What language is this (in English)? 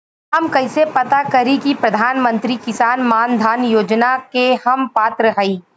Bhojpuri